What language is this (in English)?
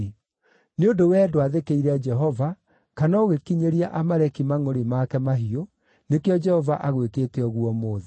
Kikuyu